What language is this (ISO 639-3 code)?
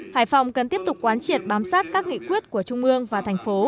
vie